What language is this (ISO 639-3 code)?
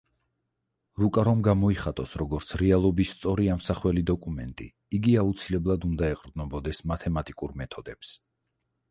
kat